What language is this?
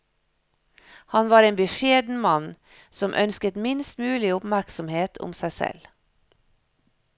Norwegian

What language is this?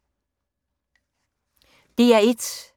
Danish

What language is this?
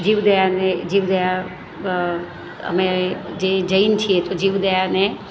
Gujarati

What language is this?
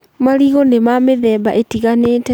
Kikuyu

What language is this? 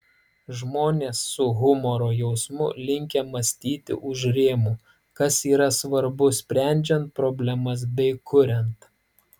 Lithuanian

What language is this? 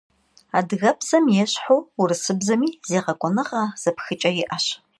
Kabardian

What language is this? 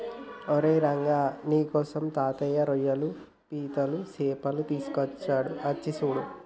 Telugu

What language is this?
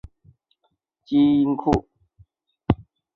Chinese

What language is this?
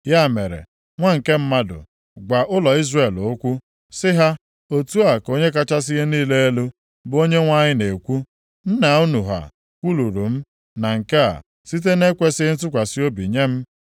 Igbo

